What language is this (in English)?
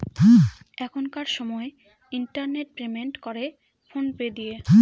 Bangla